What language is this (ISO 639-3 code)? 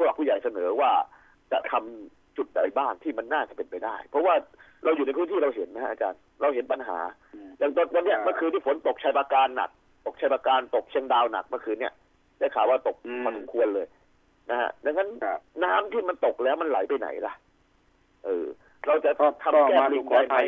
tha